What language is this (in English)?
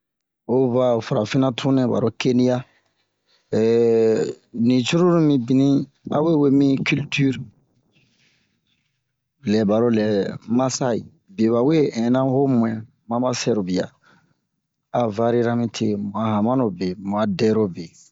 Bomu